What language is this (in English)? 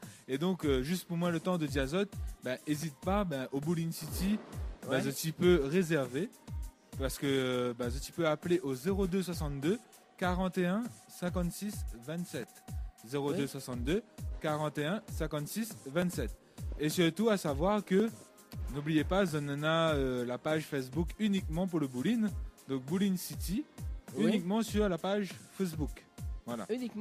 French